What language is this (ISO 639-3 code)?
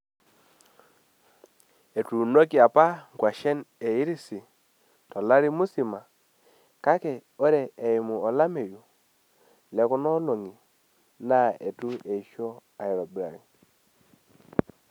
mas